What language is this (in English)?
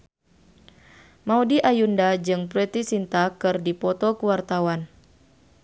Sundanese